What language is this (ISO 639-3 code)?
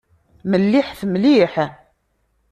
kab